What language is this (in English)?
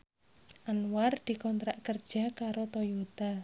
Javanese